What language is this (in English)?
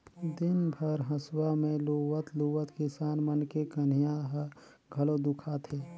Chhattisgarhi